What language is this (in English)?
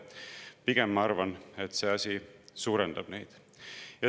Estonian